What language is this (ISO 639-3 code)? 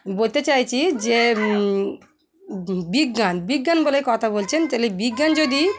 ben